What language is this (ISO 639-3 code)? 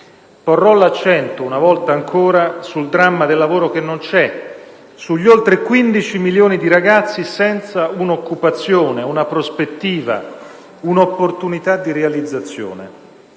ita